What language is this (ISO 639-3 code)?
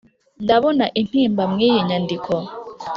kin